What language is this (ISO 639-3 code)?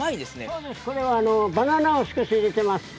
jpn